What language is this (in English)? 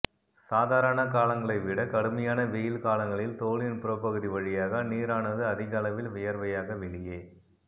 Tamil